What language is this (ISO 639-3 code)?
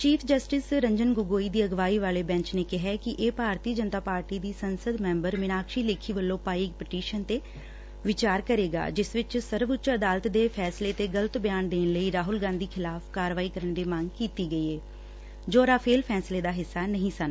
pan